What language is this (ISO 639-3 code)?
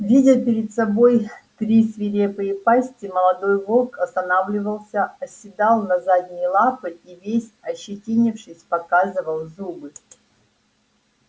rus